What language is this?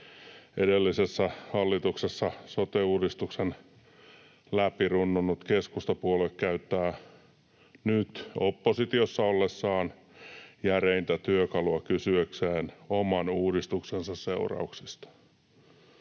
Finnish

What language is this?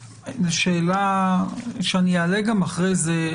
Hebrew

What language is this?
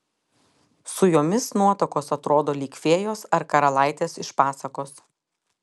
Lithuanian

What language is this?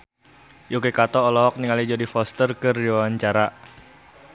Sundanese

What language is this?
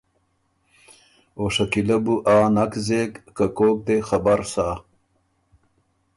Ormuri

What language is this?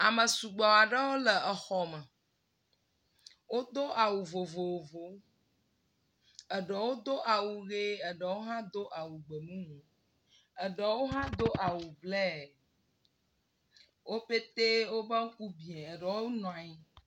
Ewe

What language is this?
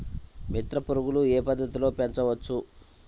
Telugu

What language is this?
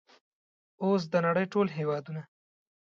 Pashto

